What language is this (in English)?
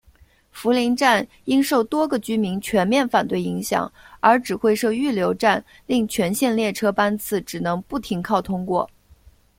Chinese